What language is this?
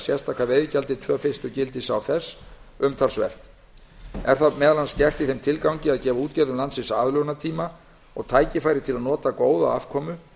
Icelandic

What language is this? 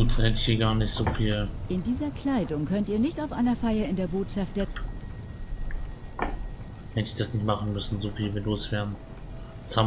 German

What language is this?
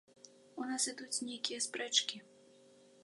Belarusian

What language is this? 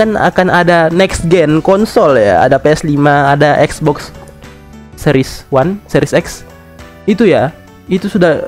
Indonesian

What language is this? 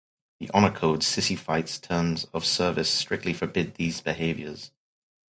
English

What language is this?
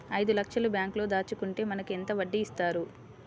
Telugu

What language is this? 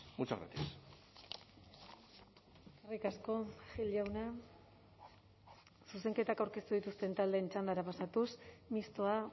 Basque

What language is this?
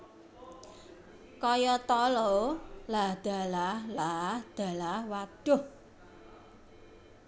Javanese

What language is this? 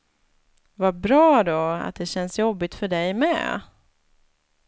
Swedish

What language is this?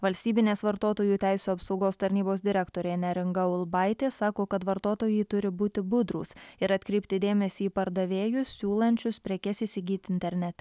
Lithuanian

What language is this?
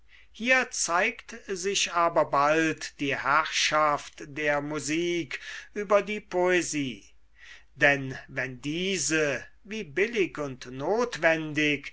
German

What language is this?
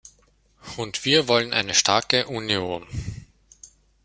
German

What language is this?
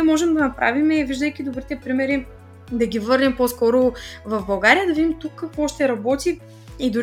Bulgarian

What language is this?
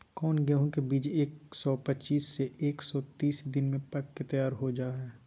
Magahi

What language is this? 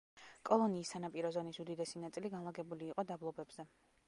Georgian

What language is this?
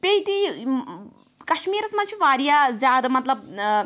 Kashmiri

